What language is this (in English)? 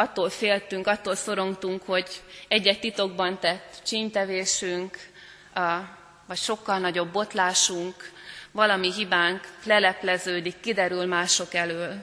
Hungarian